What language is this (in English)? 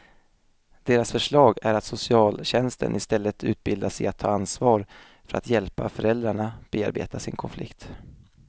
Swedish